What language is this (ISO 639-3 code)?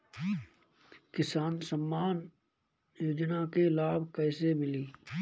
bho